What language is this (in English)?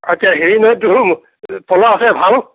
Assamese